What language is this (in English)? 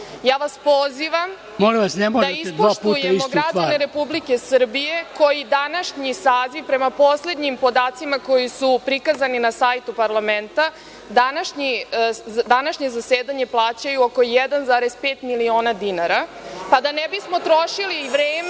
Serbian